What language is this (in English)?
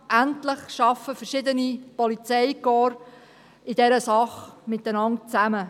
Swiss German